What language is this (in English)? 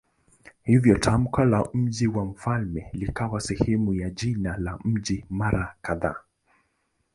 Swahili